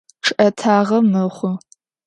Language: Adyghe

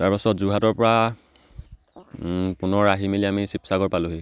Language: Assamese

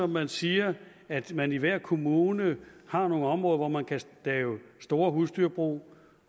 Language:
Danish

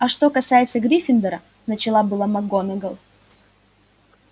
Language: Russian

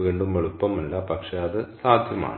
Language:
Malayalam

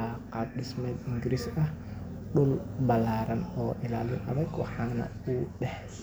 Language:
Somali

